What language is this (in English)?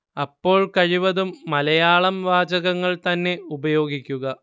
Malayalam